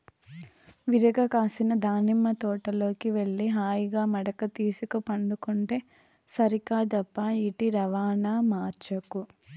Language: Telugu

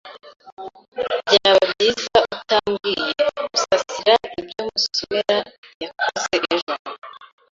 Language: Kinyarwanda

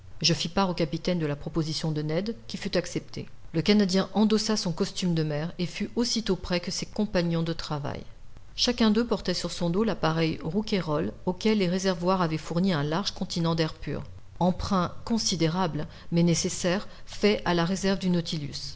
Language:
French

